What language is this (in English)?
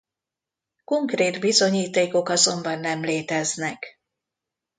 Hungarian